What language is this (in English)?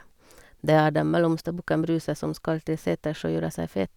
Norwegian